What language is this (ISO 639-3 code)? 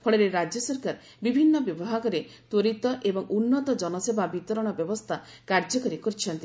ori